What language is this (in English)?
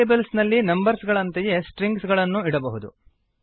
Kannada